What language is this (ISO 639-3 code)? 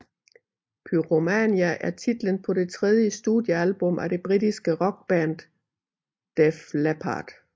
dan